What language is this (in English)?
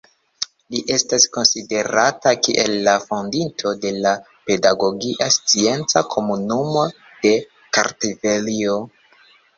Esperanto